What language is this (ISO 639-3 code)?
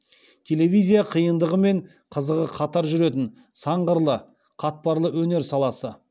kaz